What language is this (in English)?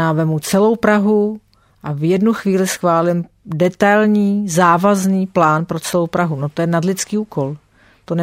Czech